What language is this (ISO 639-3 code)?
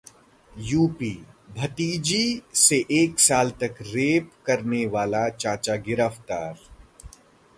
hin